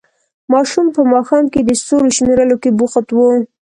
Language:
Pashto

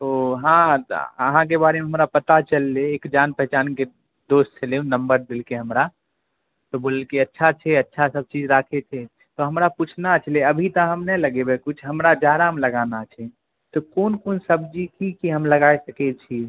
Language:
Maithili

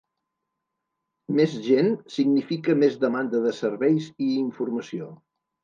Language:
Catalan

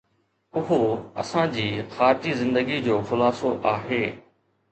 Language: Sindhi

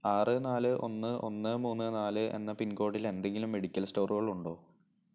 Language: Malayalam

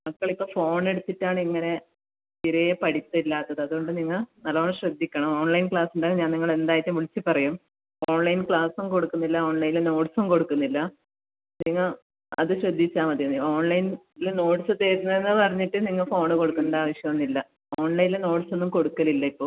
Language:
Malayalam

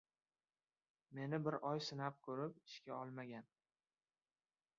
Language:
Uzbek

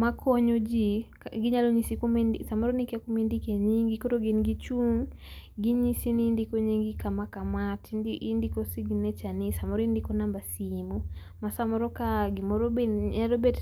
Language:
Luo (Kenya and Tanzania)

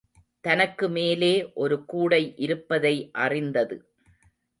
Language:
Tamil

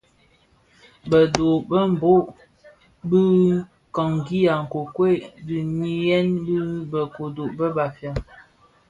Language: Bafia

